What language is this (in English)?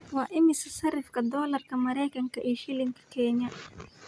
Somali